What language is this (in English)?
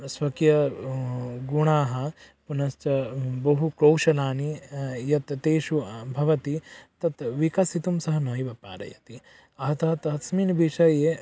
Sanskrit